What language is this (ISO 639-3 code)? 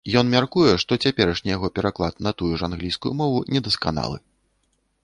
bel